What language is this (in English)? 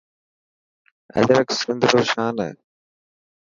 Dhatki